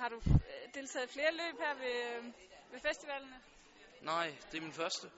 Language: Danish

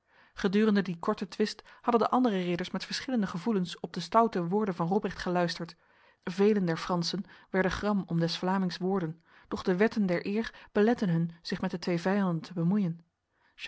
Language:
Dutch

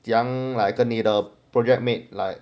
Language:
English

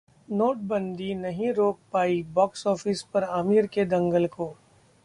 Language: Hindi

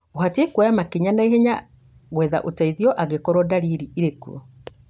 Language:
Kikuyu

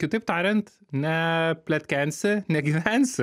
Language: Lithuanian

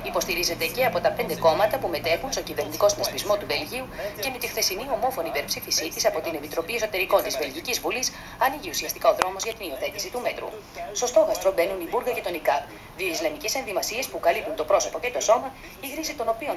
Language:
Greek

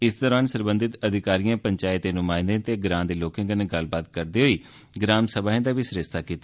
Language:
Dogri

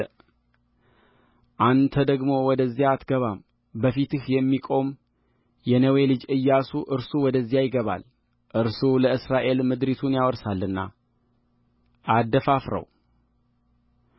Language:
Amharic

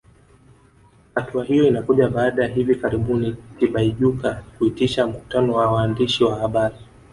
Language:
Swahili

